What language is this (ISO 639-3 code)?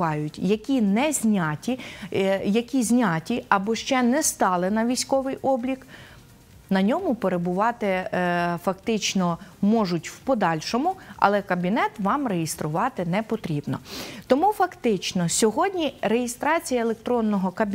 ukr